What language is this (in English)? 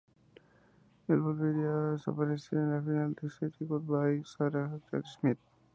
Spanish